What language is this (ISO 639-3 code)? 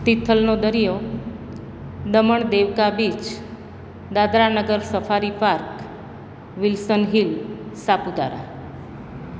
guj